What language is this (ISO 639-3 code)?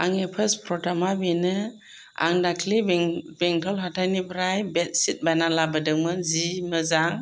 brx